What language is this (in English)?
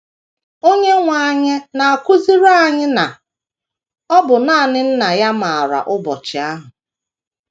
Igbo